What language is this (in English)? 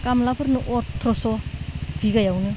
Bodo